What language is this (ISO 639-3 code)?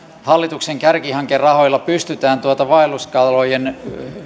fin